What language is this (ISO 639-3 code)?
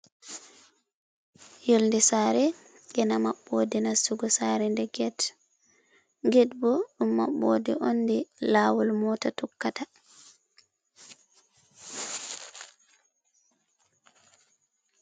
ful